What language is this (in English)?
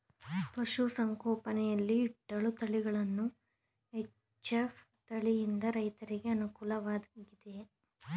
Kannada